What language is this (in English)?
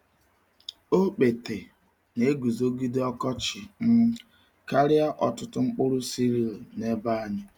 Igbo